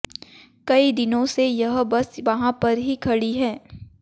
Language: Hindi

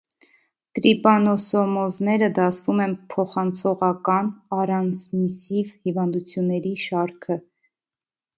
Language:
Armenian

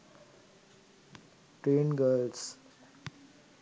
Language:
Sinhala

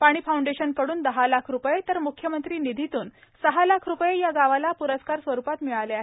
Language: Marathi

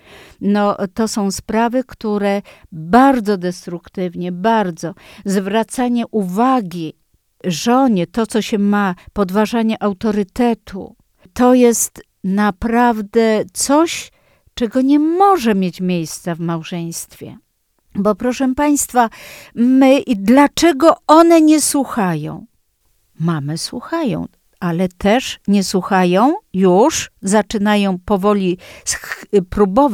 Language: Polish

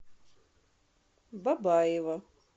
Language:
Russian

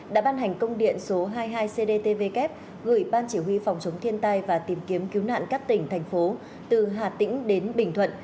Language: Vietnamese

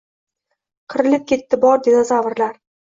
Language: Uzbek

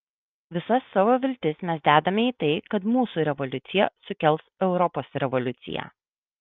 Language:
Lithuanian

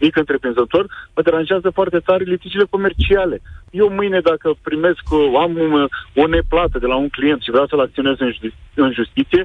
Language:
Romanian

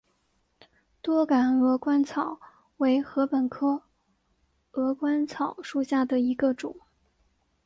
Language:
Chinese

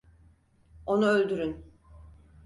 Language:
Turkish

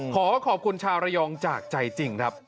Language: Thai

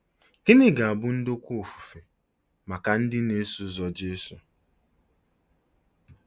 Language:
Igbo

